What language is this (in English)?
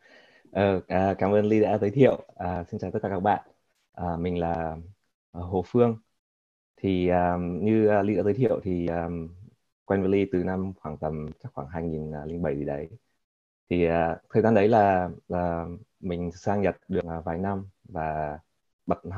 Vietnamese